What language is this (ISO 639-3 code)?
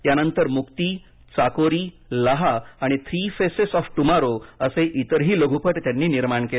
mar